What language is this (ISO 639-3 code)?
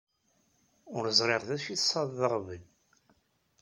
kab